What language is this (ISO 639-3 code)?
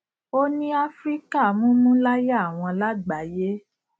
yor